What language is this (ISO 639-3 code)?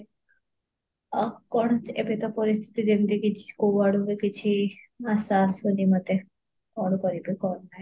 ori